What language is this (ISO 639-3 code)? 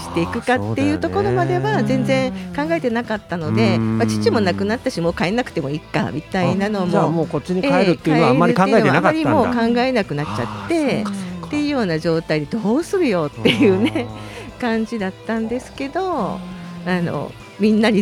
jpn